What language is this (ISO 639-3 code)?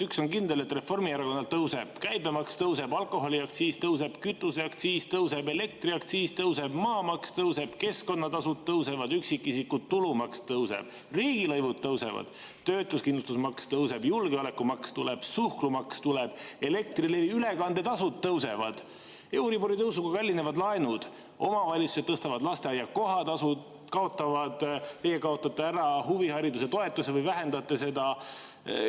est